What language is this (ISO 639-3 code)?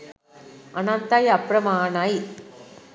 sin